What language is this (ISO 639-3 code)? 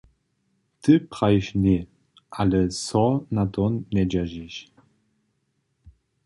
hsb